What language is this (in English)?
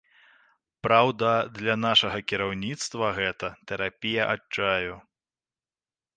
Belarusian